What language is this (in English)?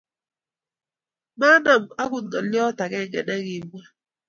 Kalenjin